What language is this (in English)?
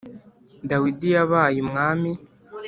Kinyarwanda